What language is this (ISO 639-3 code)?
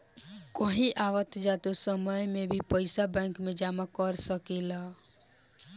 bho